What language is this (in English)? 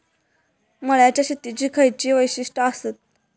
Marathi